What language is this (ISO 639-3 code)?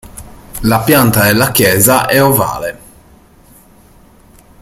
ita